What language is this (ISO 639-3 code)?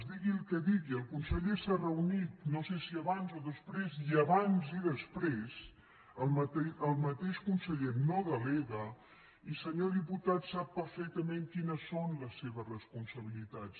cat